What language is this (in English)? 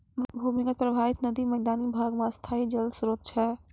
Maithili